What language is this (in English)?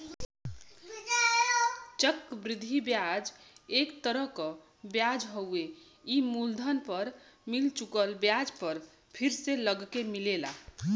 Bhojpuri